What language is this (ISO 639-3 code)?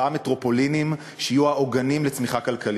heb